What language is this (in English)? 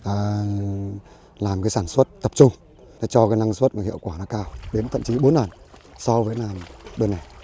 Vietnamese